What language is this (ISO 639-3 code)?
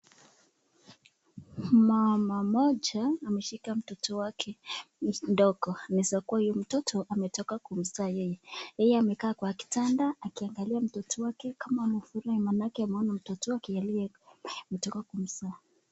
swa